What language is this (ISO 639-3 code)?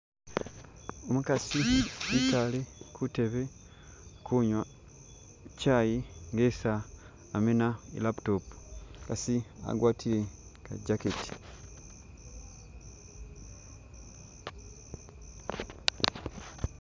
myx